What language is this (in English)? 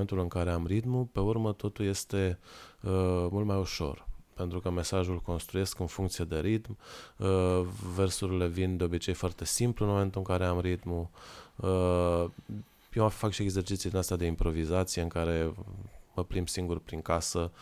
Romanian